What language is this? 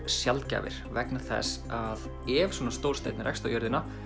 Icelandic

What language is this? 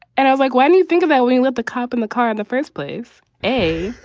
English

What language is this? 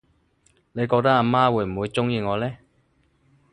Cantonese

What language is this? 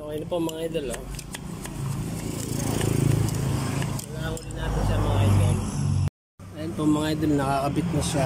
Filipino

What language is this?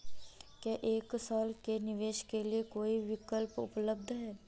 Hindi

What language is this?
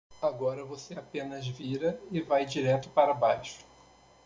Portuguese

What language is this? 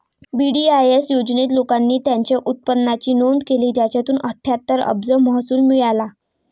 Marathi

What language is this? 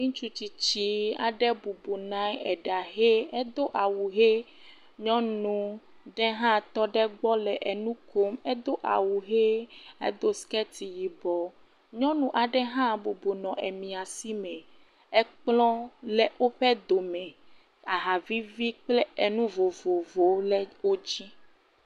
Ewe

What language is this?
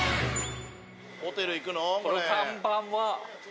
Japanese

